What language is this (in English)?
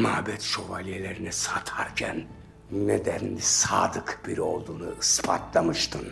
Turkish